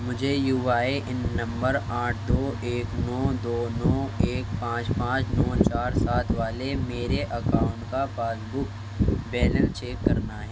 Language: Urdu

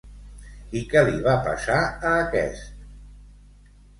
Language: Catalan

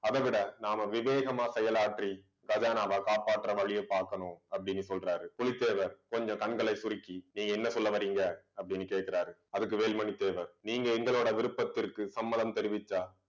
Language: Tamil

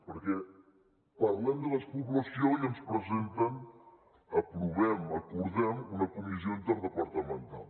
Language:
Catalan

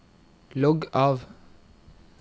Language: Norwegian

